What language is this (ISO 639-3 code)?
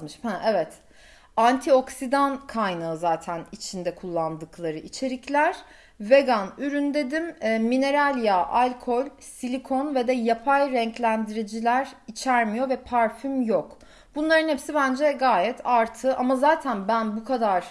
tur